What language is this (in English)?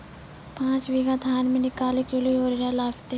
Maithili